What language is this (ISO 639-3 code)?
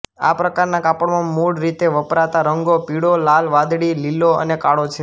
guj